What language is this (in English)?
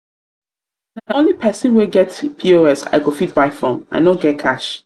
Nigerian Pidgin